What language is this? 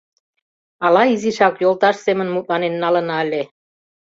Mari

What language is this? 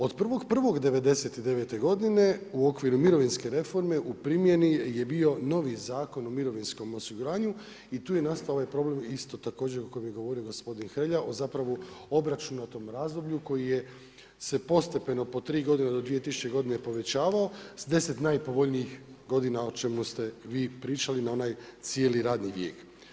Croatian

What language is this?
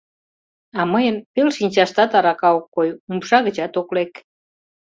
Mari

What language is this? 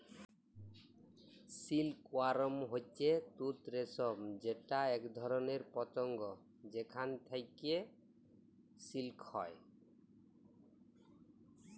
Bangla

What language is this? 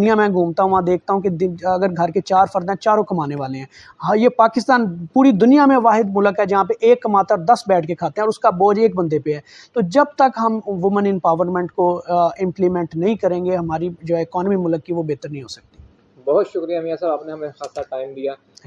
Urdu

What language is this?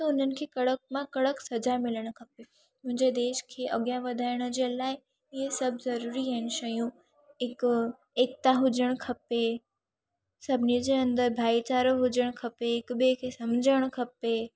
Sindhi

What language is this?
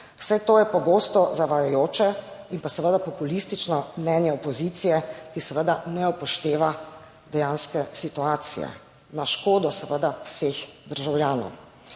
Slovenian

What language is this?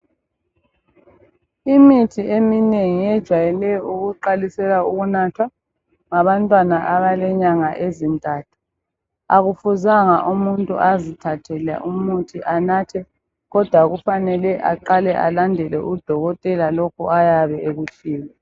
North Ndebele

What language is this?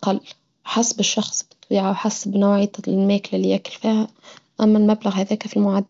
Tunisian Arabic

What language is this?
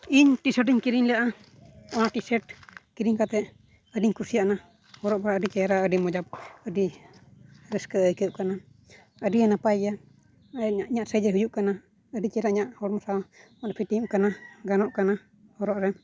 Santali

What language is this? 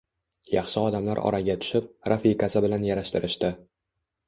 Uzbek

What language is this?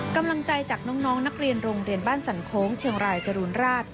Thai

